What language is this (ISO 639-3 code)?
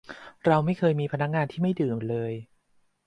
tha